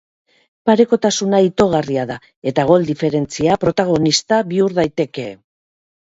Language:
Basque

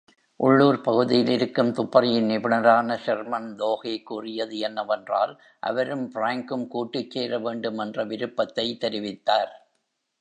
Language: Tamil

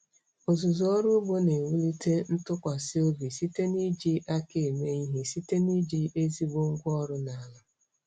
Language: Igbo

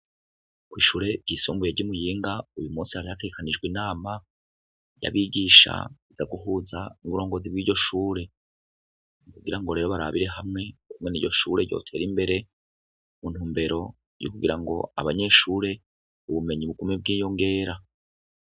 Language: Rundi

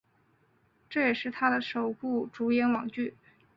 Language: Chinese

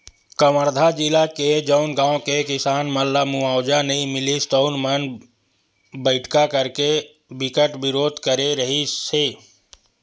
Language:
Chhattisgarhi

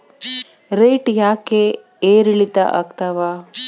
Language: Kannada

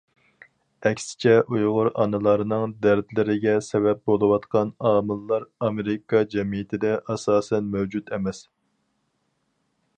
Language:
Uyghur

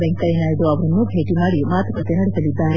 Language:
Kannada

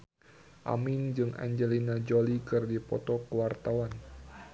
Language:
Sundanese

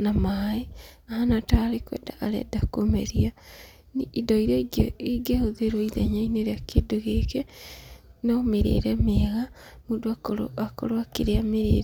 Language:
Kikuyu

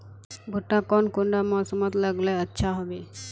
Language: Magahi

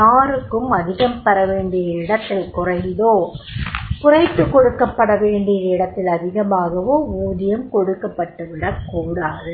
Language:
Tamil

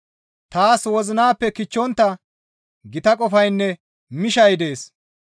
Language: Gamo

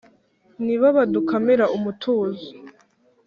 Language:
Kinyarwanda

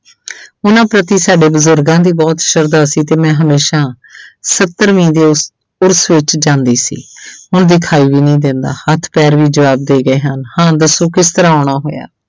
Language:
Punjabi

